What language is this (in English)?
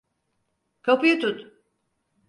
Turkish